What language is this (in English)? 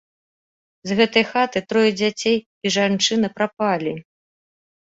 Belarusian